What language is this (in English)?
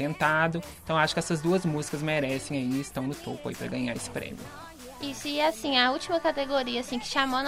Portuguese